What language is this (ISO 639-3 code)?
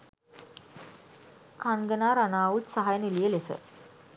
sin